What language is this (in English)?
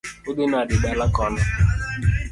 Luo (Kenya and Tanzania)